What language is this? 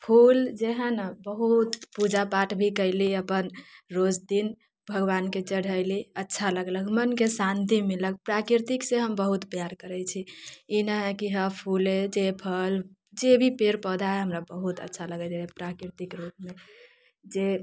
Maithili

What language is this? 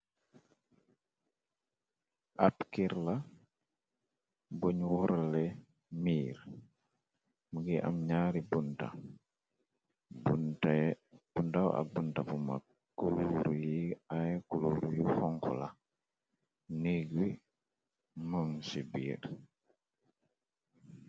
Wolof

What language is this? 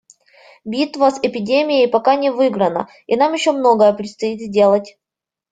Russian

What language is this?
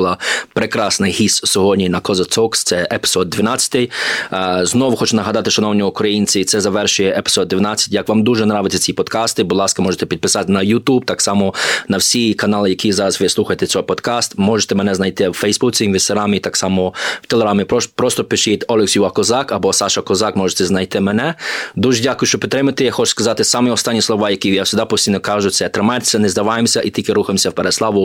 Ukrainian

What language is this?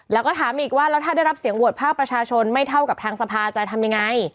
Thai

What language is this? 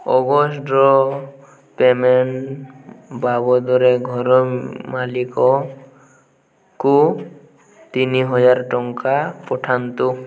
Odia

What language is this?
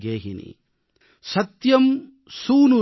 Tamil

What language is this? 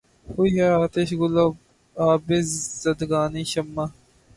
Urdu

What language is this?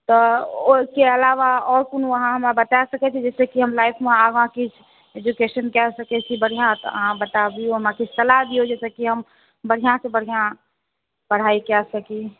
Maithili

